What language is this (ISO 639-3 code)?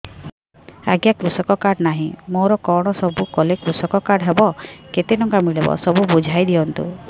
ori